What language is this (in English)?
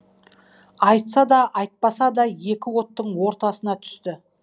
Kazakh